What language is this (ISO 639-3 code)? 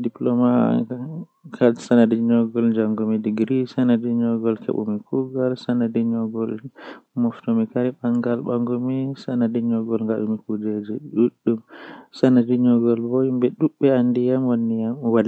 fuh